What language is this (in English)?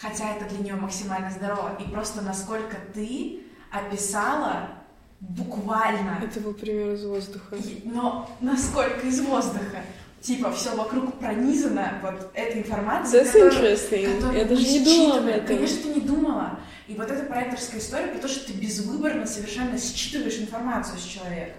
Russian